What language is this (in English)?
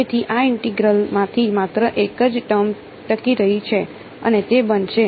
Gujarati